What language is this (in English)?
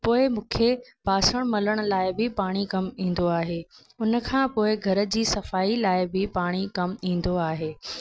Sindhi